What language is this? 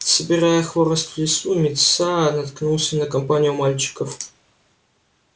Russian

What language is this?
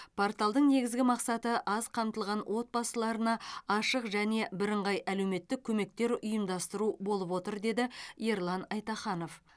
Kazakh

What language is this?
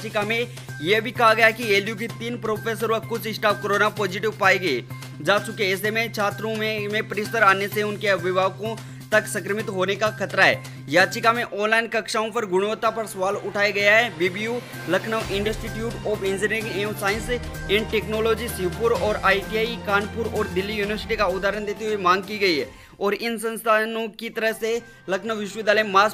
Hindi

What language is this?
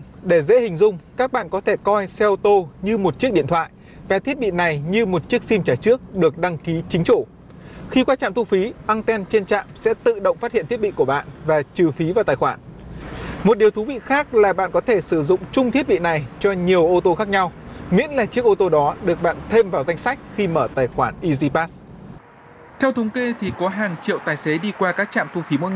Vietnamese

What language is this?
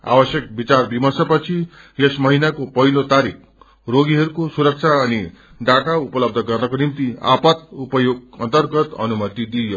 Nepali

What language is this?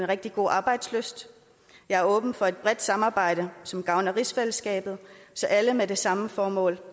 Danish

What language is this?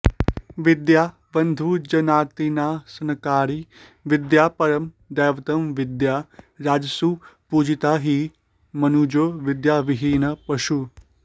Sanskrit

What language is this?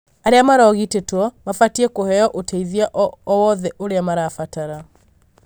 Kikuyu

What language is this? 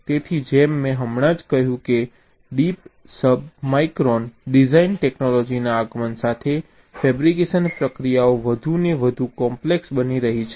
Gujarati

